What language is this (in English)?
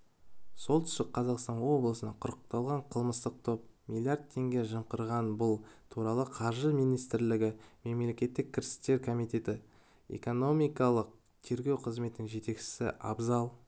Kazakh